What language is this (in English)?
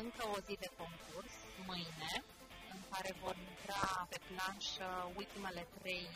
Romanian